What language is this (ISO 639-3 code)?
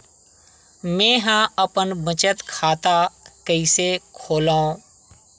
hne